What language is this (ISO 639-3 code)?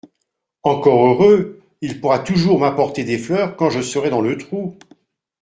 fra